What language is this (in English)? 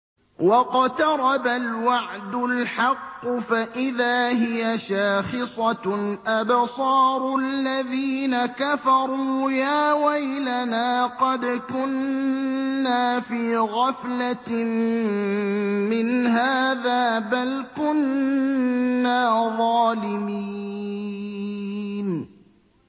Arabic